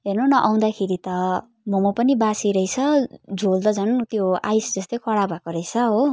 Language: Nepali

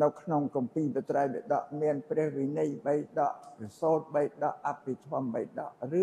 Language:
Thai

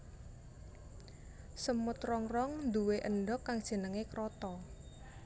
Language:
Javanese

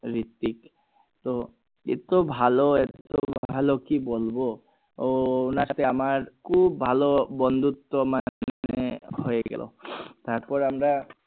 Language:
Bangla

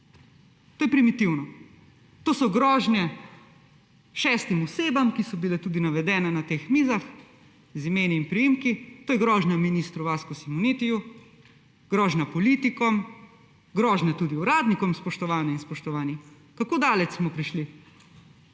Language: Slovenian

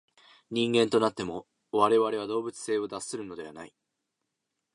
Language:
Japanese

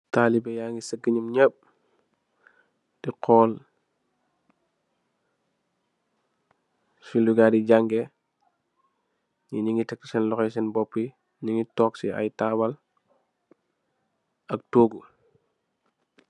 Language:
Wolof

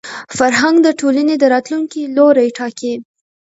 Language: Pashto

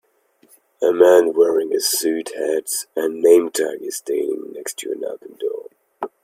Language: English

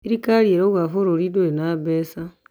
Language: Kikuyu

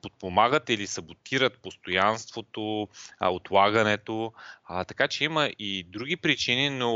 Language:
Bulgarian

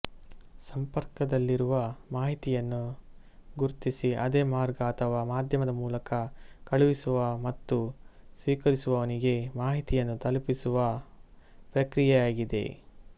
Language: Kannada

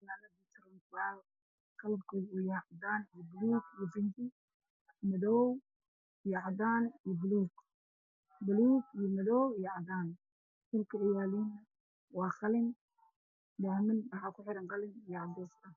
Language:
Somali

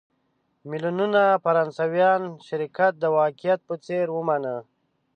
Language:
Pashto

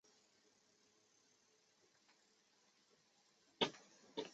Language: Chinese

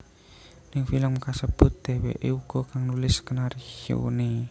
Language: Javanese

